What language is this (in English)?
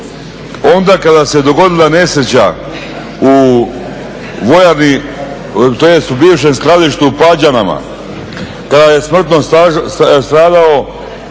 Croatian